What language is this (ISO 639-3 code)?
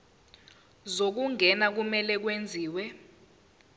zul